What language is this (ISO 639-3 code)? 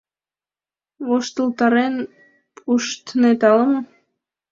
chm